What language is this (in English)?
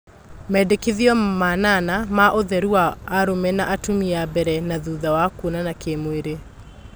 Kikuyu